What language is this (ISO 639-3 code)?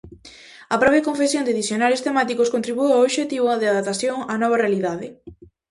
glg